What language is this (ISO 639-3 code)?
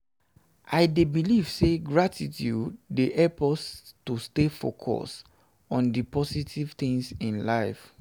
pcm